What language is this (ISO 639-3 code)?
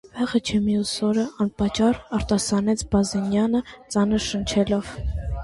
hye